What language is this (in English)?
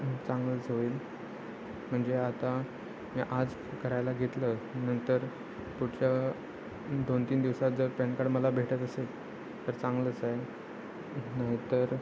Marathi